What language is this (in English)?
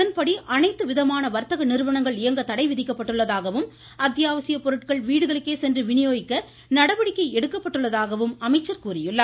Tamil